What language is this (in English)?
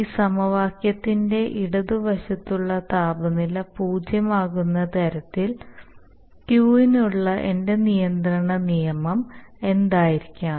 Malayalam